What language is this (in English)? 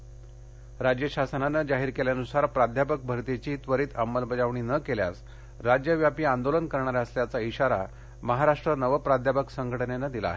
Marathi